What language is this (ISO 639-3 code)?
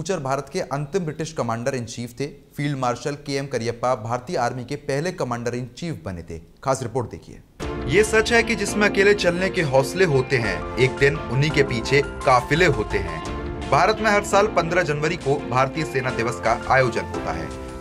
hin